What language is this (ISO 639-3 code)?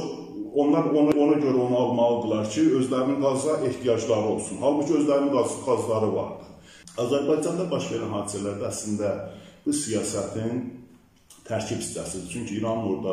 tur